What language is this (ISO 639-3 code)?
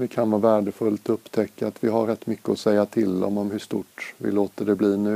swe